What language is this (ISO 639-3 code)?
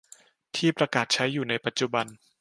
tha